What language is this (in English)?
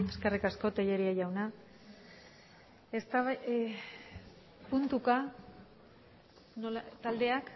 Basque